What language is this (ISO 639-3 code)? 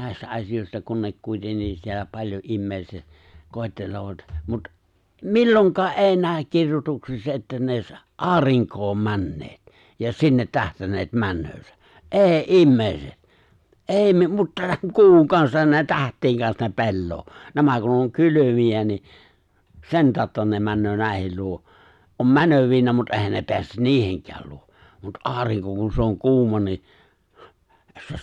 fin